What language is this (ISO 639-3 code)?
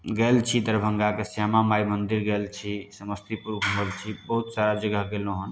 mai